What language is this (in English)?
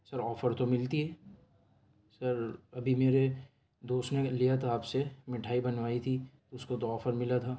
Urdu